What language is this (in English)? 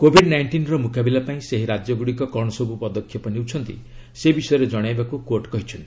Odia